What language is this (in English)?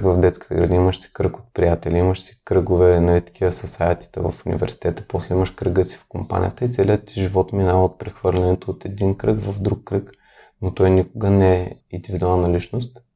Bulgarian